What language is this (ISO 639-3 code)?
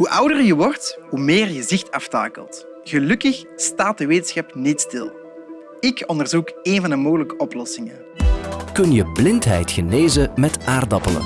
nld